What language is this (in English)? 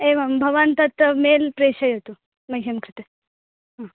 Sanskrit